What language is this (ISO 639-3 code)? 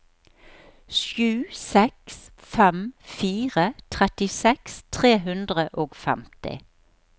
nor